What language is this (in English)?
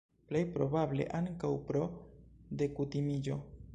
Esperanto